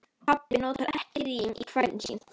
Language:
Icelandic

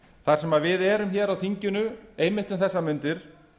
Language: Icelandic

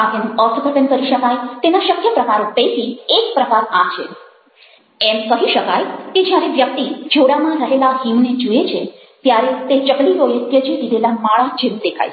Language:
Gujarati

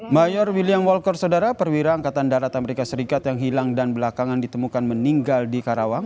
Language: Indonesian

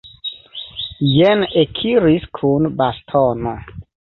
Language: Esperanto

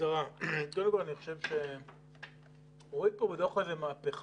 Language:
Hebrew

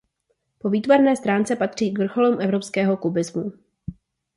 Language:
Czech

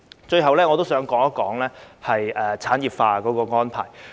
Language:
Cantonese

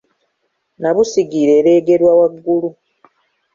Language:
Ganda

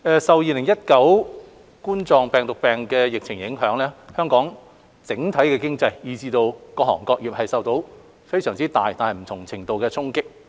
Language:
Cantonese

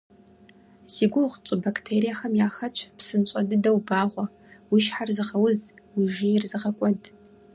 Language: Kabardian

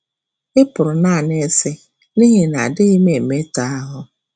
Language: Igbo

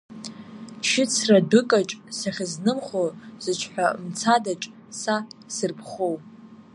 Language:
Abkhazian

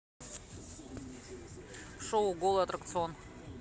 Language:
Russian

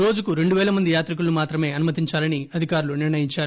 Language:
Telugu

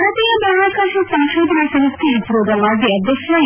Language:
Kannada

